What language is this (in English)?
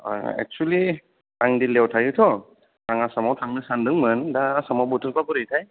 Bodo